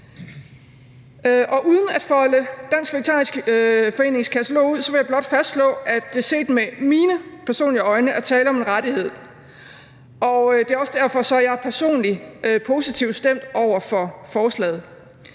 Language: Danish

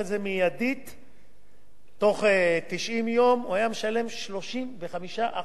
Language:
Hebrew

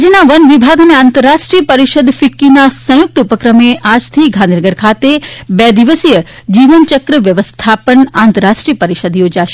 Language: Gujarati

